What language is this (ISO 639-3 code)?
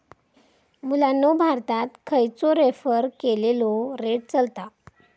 mar